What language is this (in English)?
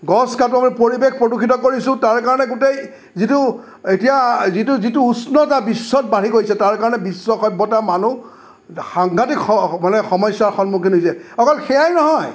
Assamese